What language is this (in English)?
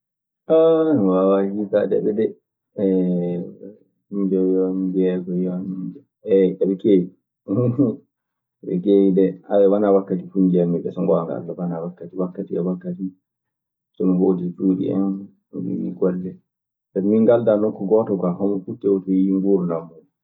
Maasina Fulfulde